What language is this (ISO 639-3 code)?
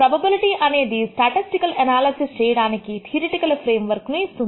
tel